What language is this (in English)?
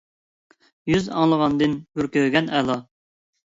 Uyghur